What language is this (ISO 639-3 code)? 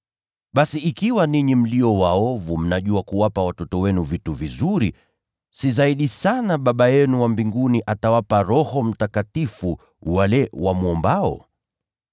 swa